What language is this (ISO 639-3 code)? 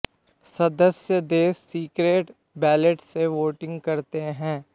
hin